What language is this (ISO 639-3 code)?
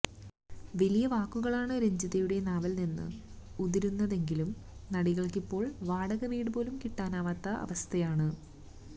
mal